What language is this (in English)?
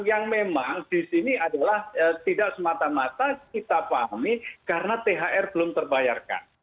Indonesian